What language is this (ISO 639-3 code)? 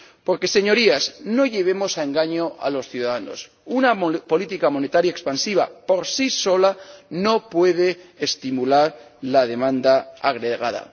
spa